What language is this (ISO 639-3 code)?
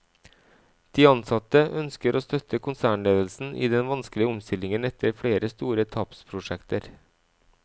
nor